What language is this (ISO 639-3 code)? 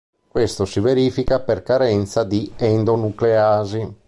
ita